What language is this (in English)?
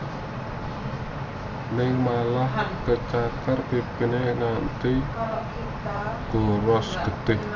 Javanese